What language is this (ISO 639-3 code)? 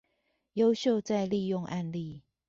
zho